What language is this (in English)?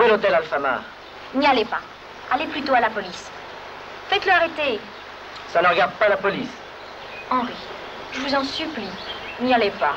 French